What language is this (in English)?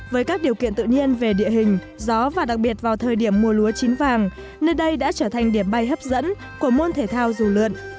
Vietnamese